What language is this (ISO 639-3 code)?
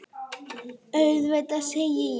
isl